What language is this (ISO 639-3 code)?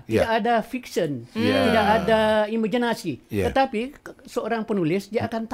msa